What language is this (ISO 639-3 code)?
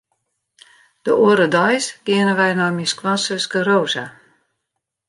fry